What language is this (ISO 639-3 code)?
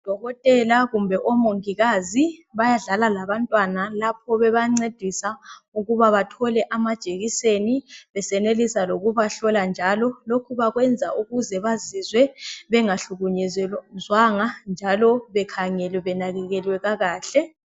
nde